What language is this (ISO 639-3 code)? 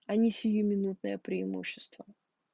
rus